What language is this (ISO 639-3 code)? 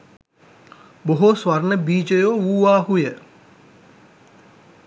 sin